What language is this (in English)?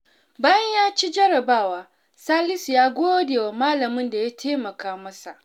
Hausa